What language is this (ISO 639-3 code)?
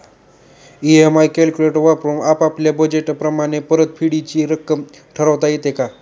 mar